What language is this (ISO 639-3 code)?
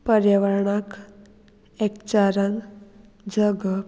kok